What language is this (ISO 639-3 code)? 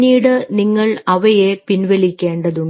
mal